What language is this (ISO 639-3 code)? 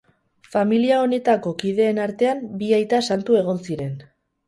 eus